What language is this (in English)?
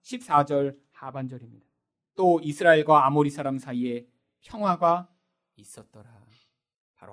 Korean